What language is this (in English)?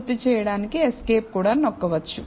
Telugu